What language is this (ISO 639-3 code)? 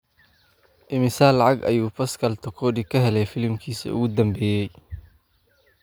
som